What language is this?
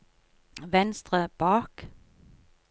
Norwegian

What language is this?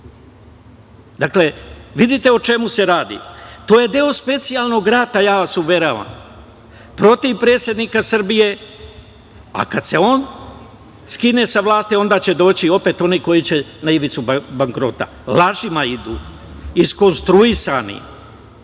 Serbian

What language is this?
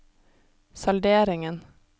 Norwegian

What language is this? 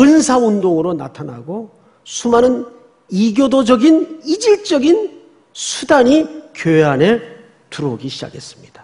Korean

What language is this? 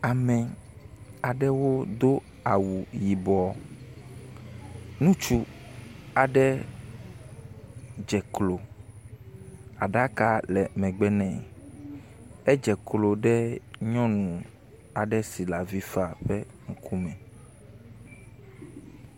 Ewe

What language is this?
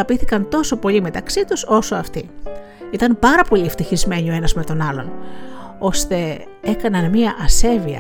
Greek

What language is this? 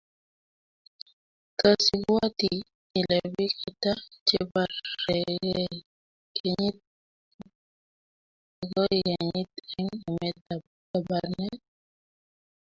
Kalenjin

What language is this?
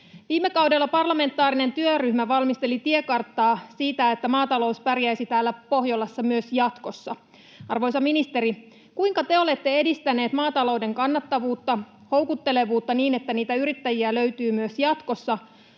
Finnish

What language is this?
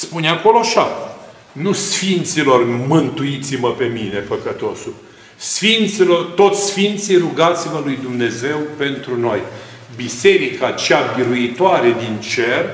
Romanian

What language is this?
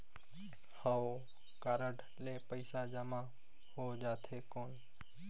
Chhattisgarhi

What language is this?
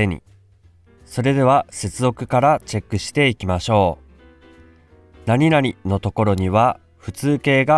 Japanese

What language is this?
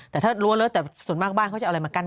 Thai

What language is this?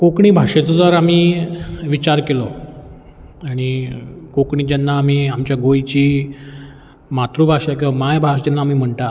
Konkani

